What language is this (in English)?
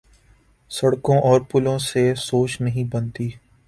Urdu